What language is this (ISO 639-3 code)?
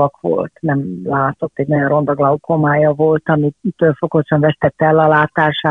hun